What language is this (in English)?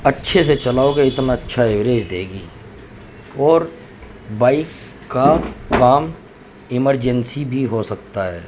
Urdu